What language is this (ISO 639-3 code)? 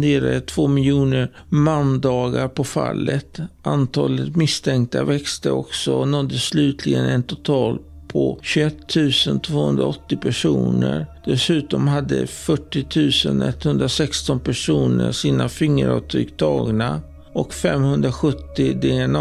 swe